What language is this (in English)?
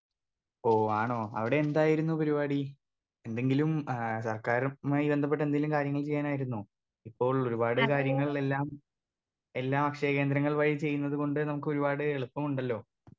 Malayalam